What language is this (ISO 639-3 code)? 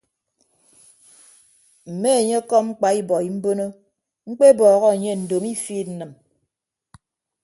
ibb